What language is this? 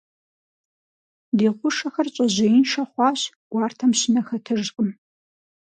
Kabardian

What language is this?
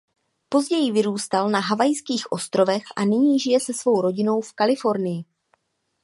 Czech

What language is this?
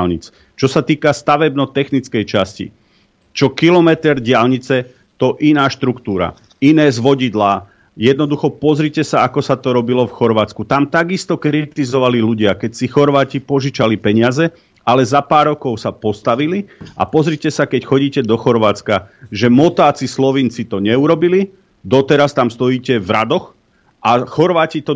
Slovak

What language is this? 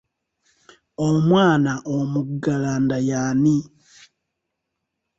Ganda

